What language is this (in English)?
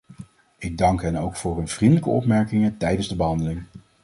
Dutch